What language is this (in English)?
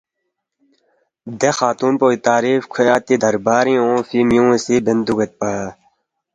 Balti